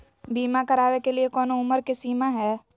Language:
Magahi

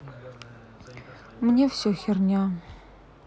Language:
Russian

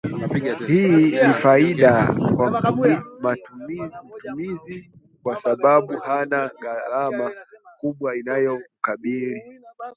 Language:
Swahili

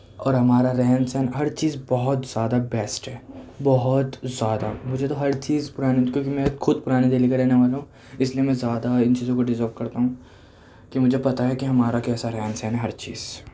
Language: Urdu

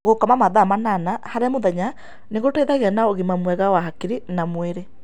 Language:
Kikuyu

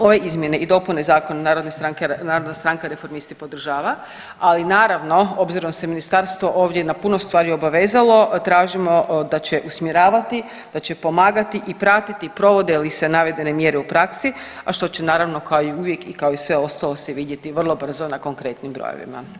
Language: Croatian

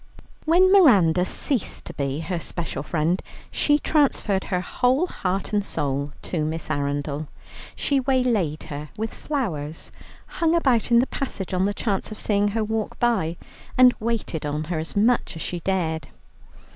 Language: English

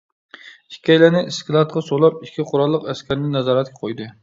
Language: Uyghur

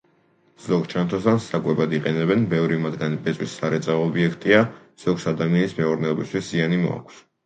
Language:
Georgian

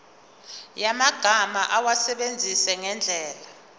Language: Zulu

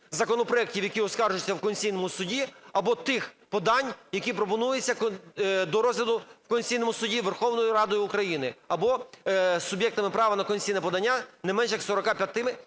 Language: Ukrainian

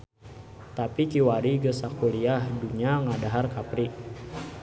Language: Sundanese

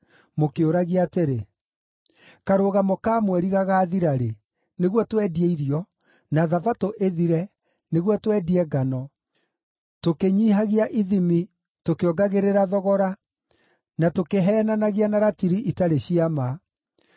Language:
Kikuyu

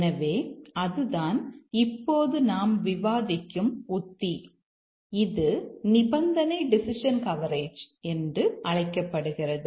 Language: Tamil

